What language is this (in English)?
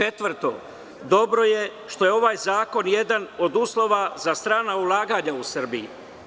Serbian